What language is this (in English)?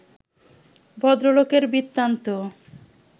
Bangla